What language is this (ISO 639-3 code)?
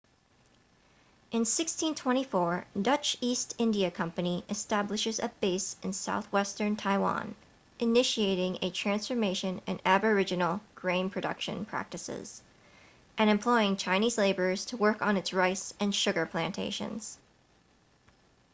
eng